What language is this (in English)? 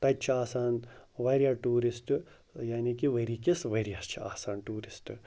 Kashmiri